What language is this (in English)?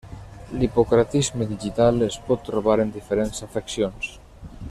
Catalan